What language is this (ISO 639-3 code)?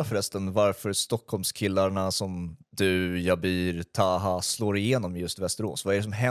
swe